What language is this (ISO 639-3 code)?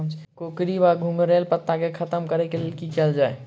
mai